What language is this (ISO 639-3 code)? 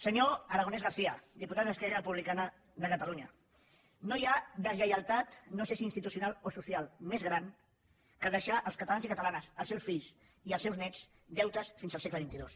cat